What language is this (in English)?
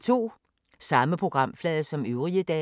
Danish